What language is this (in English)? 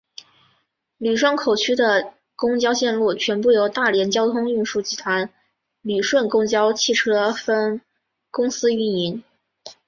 Chinese